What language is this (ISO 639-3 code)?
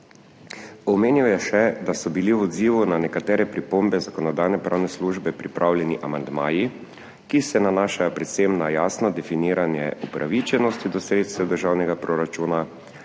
slv